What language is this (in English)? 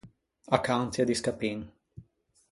Ligurian